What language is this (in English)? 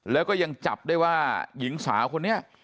Thai